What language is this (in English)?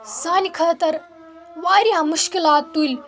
Kashmiri